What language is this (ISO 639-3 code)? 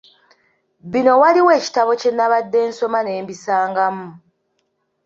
lug